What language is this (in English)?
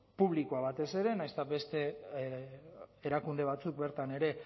Basque